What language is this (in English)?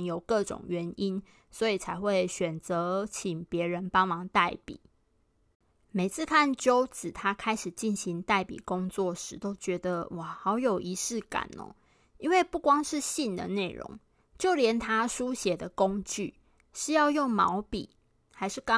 Chinese